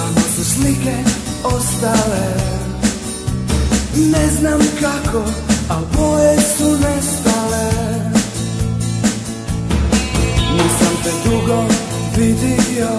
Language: Spanish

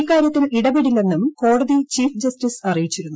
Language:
Malayalam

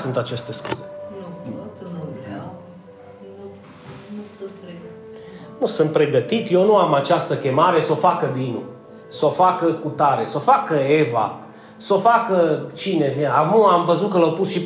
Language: Romanian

